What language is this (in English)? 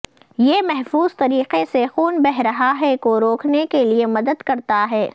Urdu